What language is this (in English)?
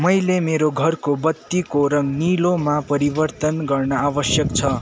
Nepali